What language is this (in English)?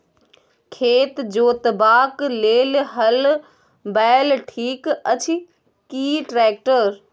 Maithili